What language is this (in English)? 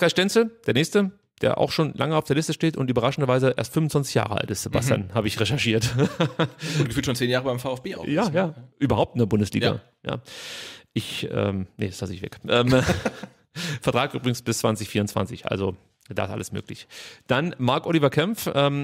German